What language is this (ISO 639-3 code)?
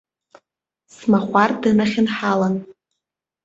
abk